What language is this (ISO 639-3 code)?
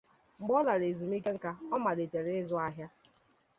ibo